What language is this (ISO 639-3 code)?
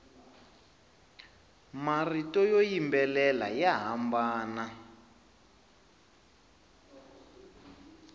tso